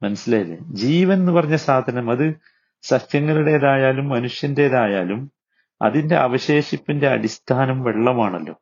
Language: Malayalam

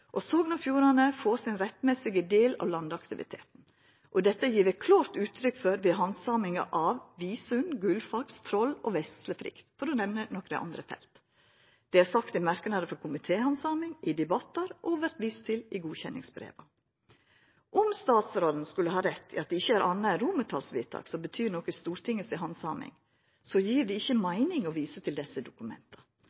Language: Norwegian Nynorsk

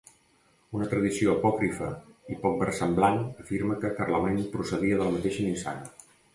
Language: Catalan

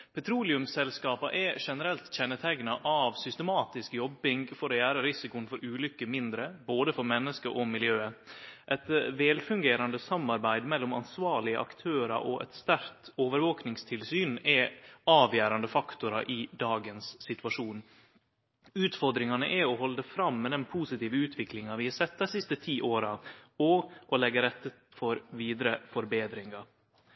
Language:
Norwegian Nynorsk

